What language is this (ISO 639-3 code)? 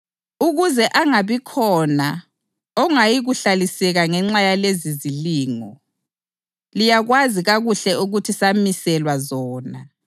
nde